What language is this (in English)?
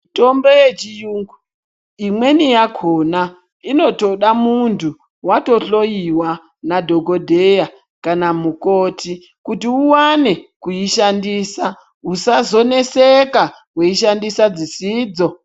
Ndau